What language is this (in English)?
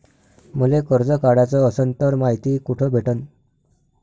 Marathi